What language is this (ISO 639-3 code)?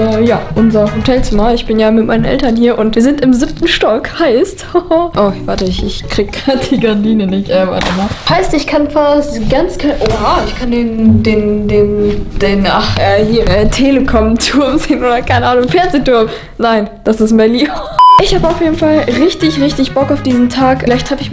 deu